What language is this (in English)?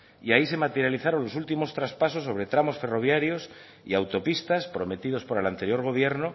Spanish